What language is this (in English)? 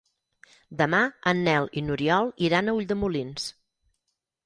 Catalan